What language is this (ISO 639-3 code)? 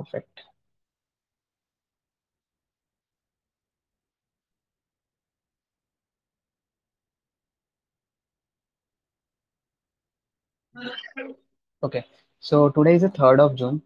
hin